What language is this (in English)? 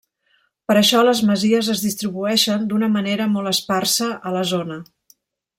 Catalan